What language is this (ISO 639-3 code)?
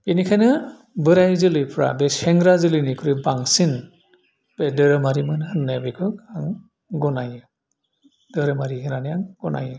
brx